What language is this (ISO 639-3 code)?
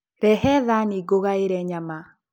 kik